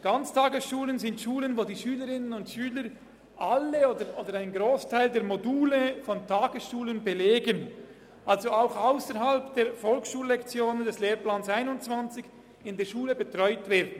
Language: Swiss German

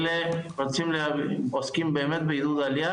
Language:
Hebrew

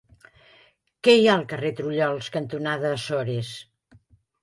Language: Catalan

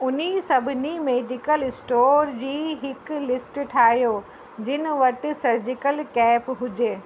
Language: Sindhi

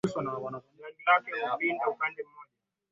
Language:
Swahili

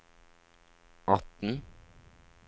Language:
Norwegian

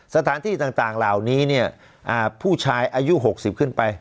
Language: Thai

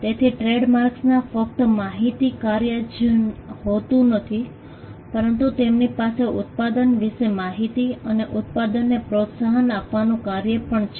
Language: Gujarati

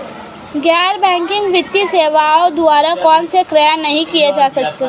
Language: Hindi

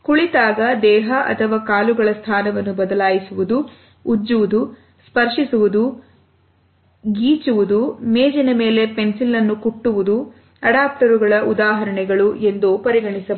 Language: Kannada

